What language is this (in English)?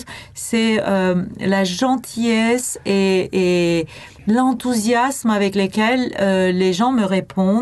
French